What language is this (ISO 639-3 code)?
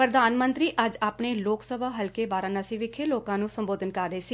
pan